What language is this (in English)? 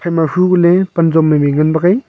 Wancho Naga